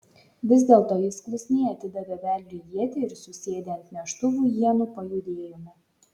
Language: Lithuanian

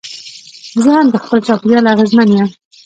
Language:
Pashto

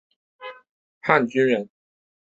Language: Chinese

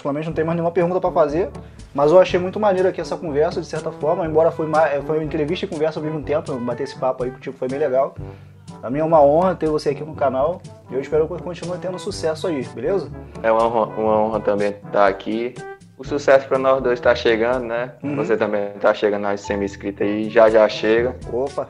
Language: Portuguese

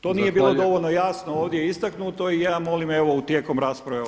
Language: Croatian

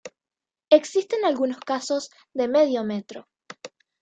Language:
Spanish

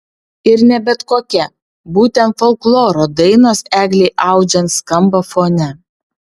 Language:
Lithuanian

